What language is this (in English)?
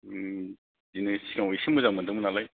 Bodo